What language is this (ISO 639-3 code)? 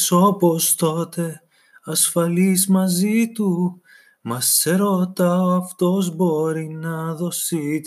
ell